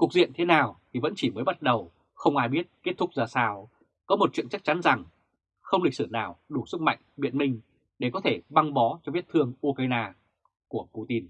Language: Vietnamese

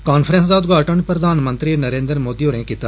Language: Dogri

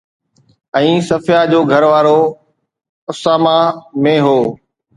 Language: Sindhi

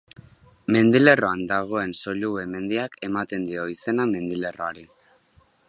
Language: Basque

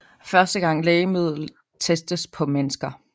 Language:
Danish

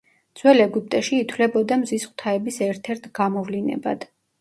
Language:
Georgian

